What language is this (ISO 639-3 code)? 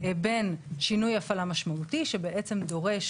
heb